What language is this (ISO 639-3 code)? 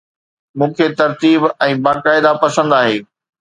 snd